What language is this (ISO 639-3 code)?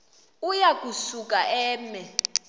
xho